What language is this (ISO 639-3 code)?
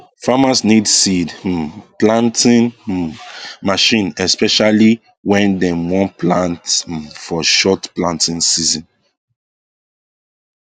pcm